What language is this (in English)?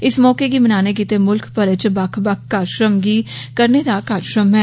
Dogri